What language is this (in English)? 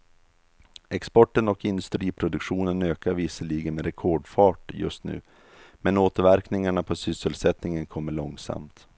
Swedish